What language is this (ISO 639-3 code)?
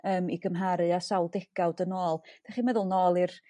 cym